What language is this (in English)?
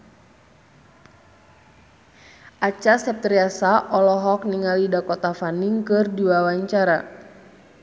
Sundanese